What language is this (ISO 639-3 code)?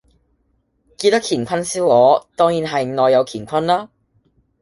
yue